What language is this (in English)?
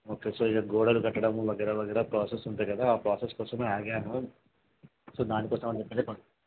Telugu